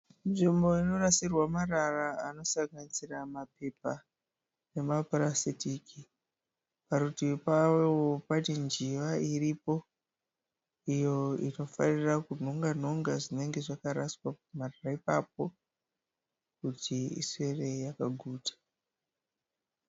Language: Shona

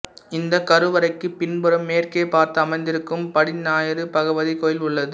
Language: Tamil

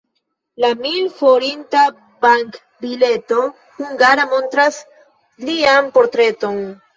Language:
Esperanto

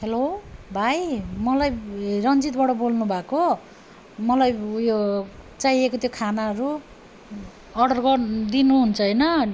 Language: Nepali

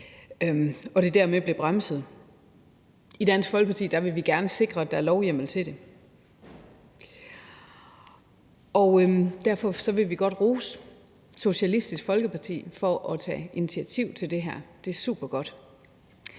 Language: Danish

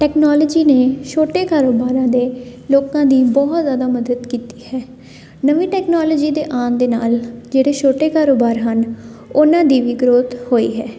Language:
Punjabi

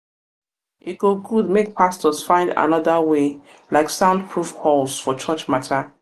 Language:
Nigerian Pidgin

